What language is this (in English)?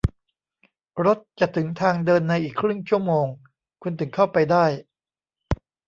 Thai